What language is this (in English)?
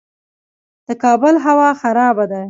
Pashto